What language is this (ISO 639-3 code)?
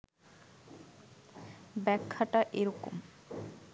ben